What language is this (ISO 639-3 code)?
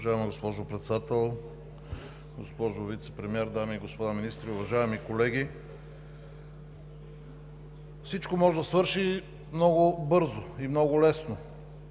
bul